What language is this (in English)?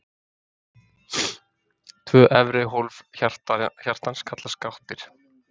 Icelandic